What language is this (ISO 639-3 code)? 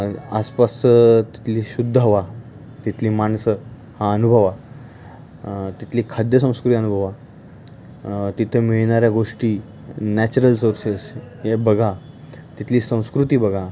mar